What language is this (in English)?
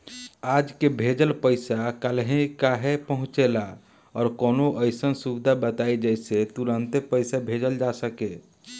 Bhojpuri